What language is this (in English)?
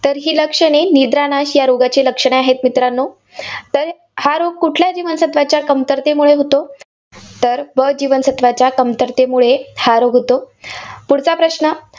Marathi